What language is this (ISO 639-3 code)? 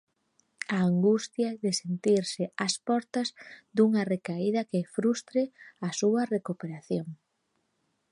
glg